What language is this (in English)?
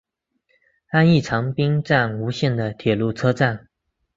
Chinese